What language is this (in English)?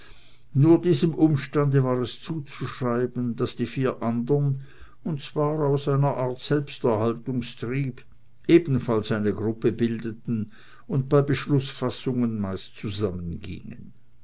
German